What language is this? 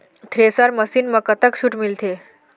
Chhattisgarhi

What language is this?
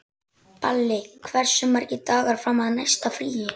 Icelandic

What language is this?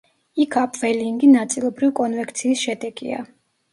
Georgian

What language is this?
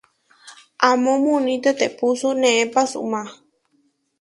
Huarijio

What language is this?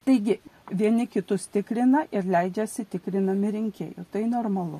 Lithuanian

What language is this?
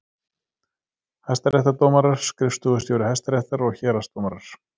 Icelandic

